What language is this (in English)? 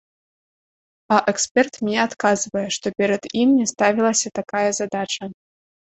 Belarusian